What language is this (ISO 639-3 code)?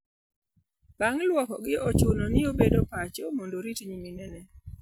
luo